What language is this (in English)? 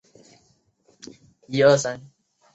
Chinese